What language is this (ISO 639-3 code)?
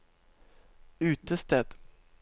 nor